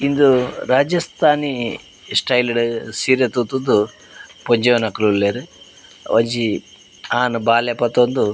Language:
Tulu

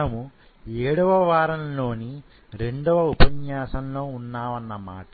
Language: Telugu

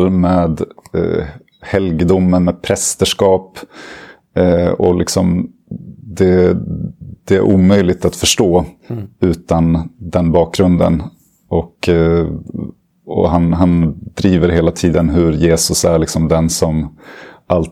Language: Swedish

